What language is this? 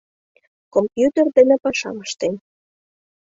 Mari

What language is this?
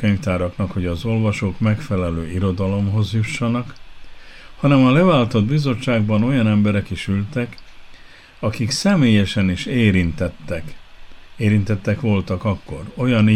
Hungarian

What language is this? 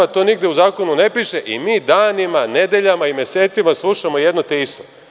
Serbian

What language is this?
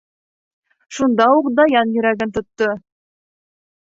Bashkir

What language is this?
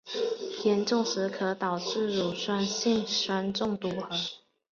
Chinese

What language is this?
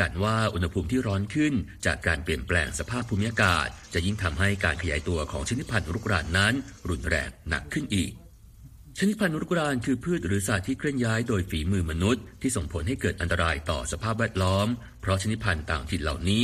Thai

